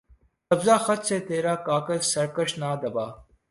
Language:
Urdu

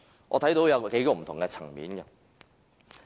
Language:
Cantonese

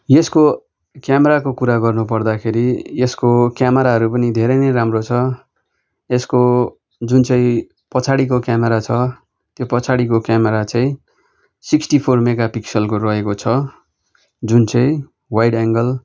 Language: Nepali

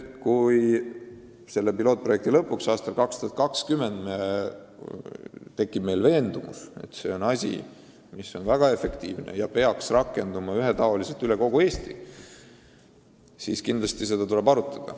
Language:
Estonian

